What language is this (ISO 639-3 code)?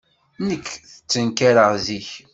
kab